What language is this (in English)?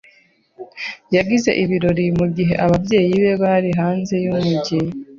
Kinyarwanda